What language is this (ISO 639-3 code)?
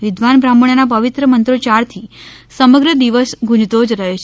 guj